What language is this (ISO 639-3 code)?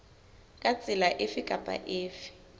sot